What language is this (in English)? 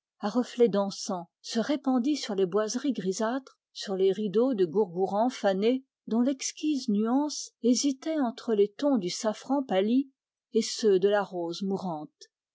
French